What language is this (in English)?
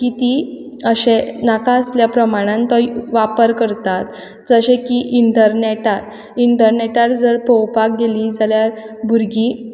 Konkani